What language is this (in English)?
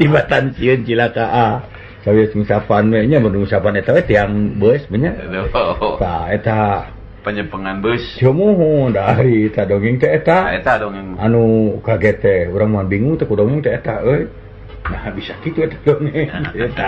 Indonesian